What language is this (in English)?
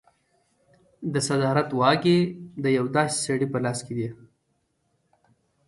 Pashto